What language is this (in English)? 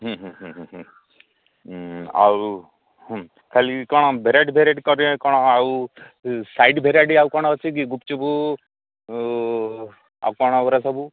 Odia